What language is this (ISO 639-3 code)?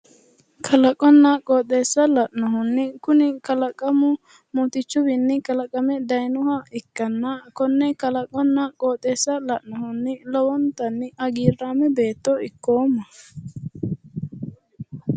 sid